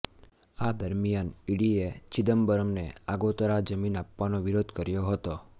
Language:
Gujarati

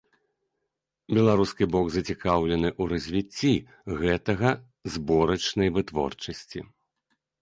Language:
Belarusian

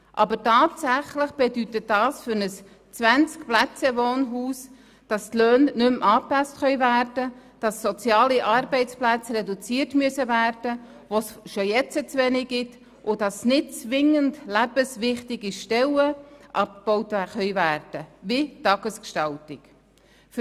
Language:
Swiss German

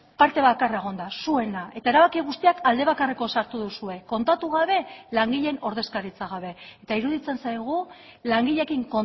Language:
Basque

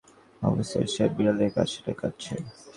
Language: Bangla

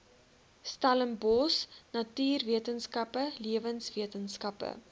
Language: Afrikaans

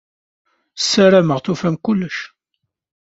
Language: Kabyle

